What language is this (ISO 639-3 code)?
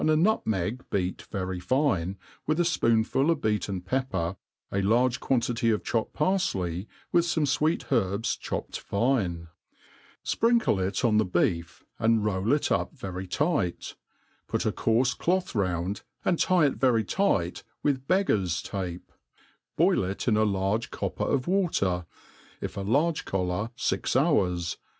eng